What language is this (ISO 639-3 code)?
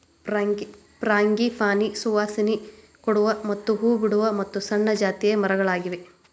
kan